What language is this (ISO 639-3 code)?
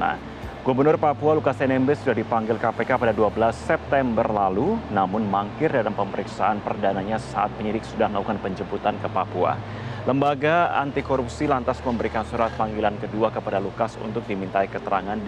ind